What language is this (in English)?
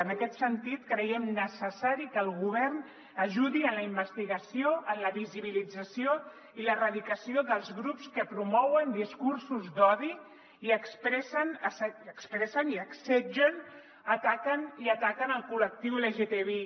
Catalan